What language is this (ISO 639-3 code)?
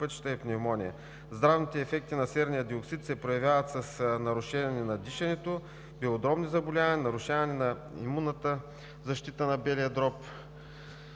bul